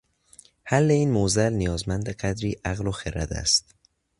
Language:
Persian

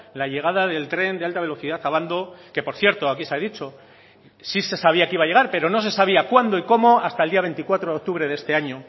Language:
Spanish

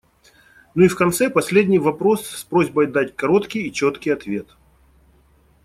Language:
Russian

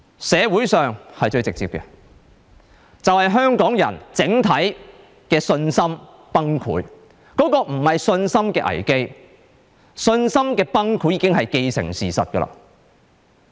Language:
Cantonese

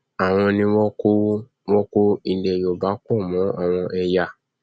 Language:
Yoruba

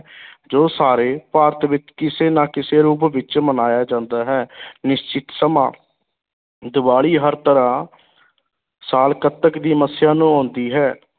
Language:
Punjabi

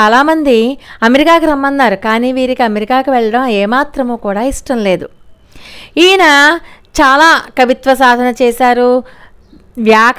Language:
Telugu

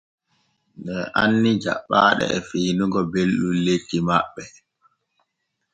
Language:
Borgu Fulfulde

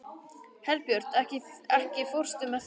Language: Icelandic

